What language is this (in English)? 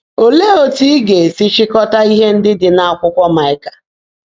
Igbo